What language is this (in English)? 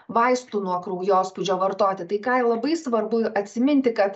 Lithuanian